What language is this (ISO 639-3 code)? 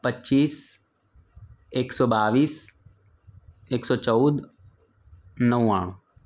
guj